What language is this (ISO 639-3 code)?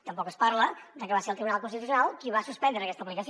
cat